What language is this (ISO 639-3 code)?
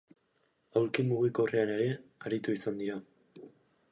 eus